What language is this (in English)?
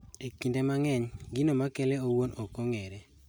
Luo (Kenya and Tanzania)